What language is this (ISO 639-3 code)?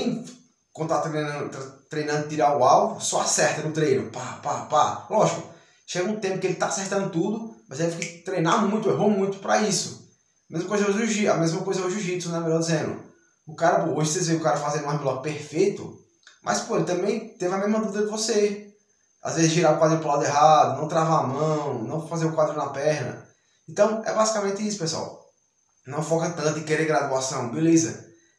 por